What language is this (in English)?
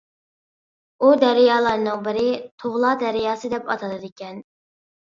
Uyghur